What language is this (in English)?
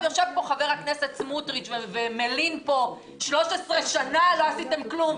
Hebrew